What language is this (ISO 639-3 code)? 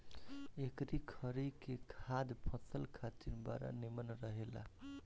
bho